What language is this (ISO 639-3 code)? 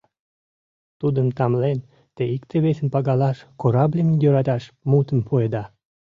chm